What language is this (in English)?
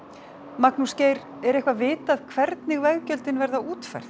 Icelandic